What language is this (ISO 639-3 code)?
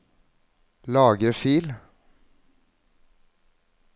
nor